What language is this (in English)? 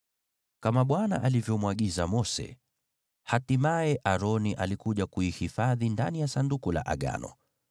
Swahili